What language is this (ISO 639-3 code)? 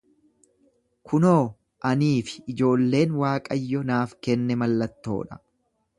orm